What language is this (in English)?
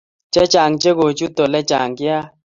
Kalenjin